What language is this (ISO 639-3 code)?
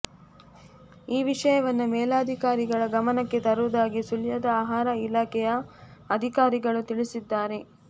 kan